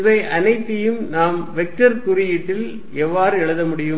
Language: Tamil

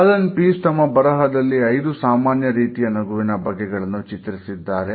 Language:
Kannada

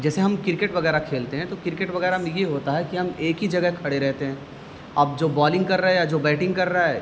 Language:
Urdu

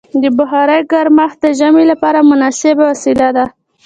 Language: Pashto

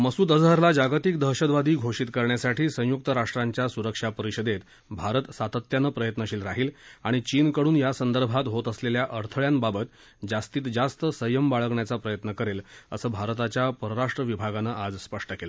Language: Marathi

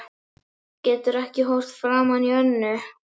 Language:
Icelandic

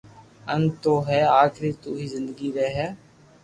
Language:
Loarki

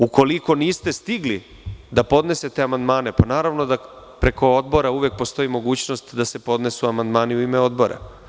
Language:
Serbian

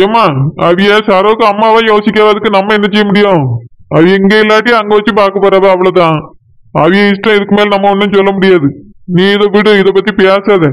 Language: Tamil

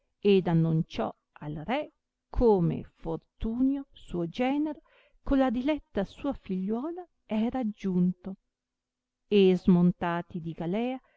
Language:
Italian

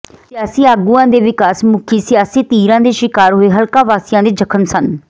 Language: Punjabi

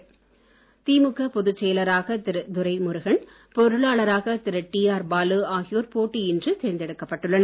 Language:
Tamil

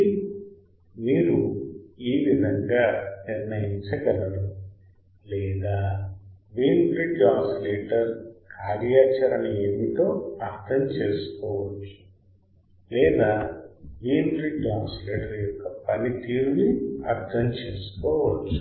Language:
Telugu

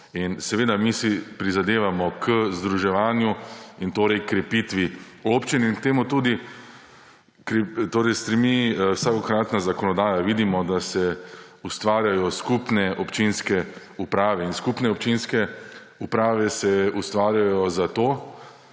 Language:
Slovenian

